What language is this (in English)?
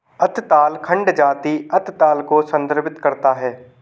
Hindi